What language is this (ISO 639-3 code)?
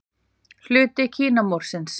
isl